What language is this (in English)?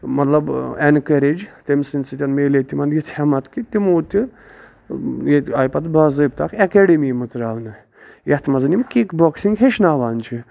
Kashmiri